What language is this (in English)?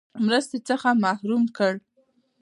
Pashto